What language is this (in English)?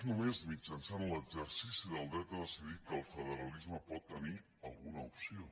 Catalan